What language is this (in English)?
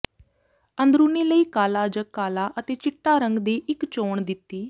Punjabi